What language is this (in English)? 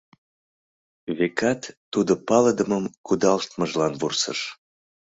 Mari